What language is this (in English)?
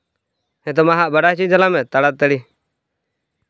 Santali